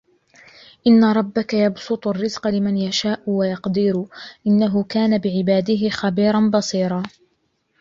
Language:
Arabic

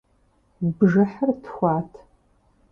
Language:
Kabardian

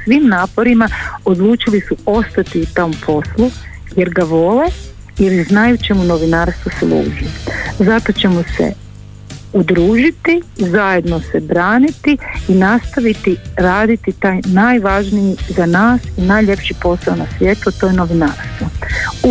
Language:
Croatian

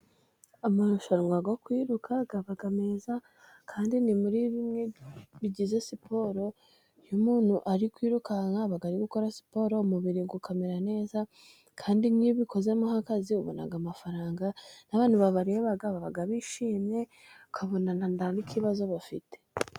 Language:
Kinyarwanda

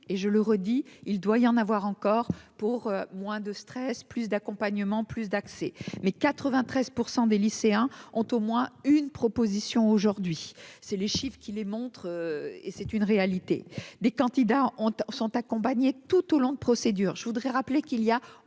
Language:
French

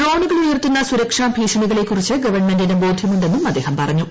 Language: Malayalam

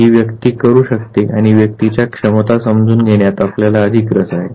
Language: Marathi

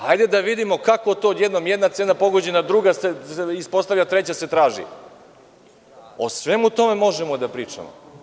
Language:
Serbian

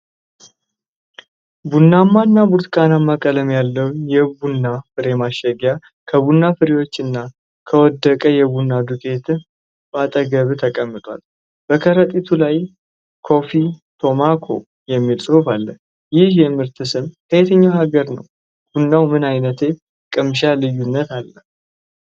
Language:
Amharic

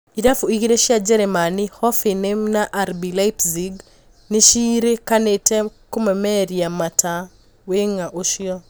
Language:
Kikuyu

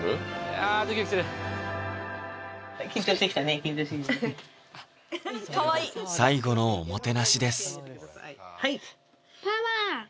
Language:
Japanese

